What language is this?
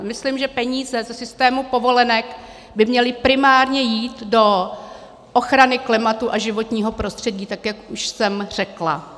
Czech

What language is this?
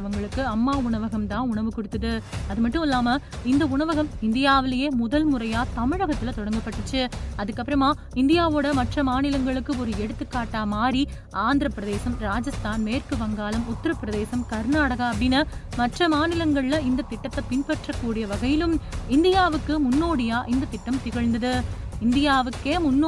Tamil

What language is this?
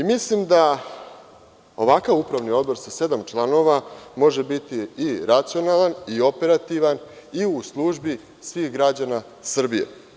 Serbian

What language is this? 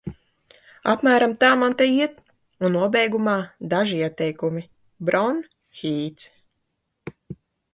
Latvian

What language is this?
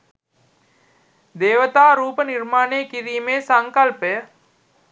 Sinhala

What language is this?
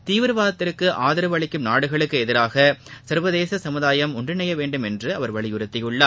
Tamil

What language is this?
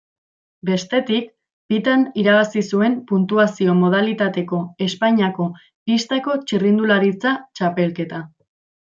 Basque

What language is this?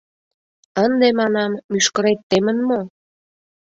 Mari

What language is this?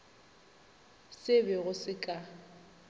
Northern Sotho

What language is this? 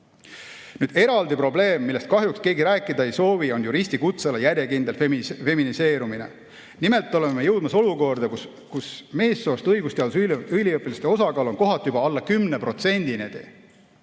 Estonian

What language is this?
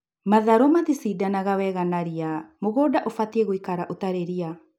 Kikuyu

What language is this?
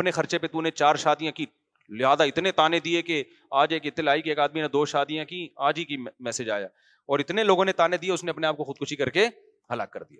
Urdu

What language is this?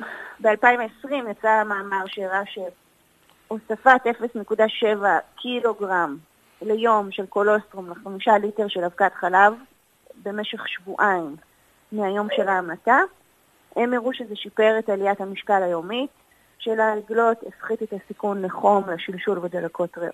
Hebrew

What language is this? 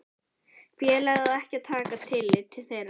Icelandic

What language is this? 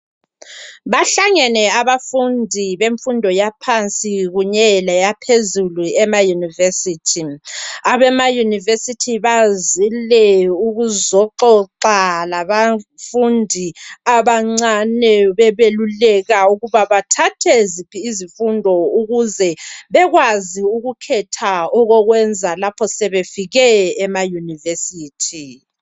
North Ndebele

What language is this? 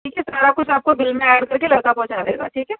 Urdu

